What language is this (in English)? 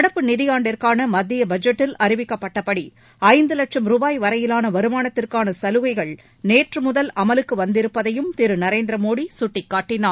Tamil